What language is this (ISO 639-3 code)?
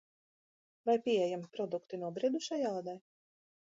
lav